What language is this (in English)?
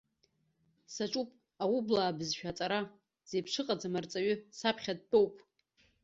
Abkhazian